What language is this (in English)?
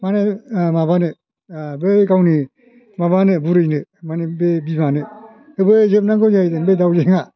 Bodo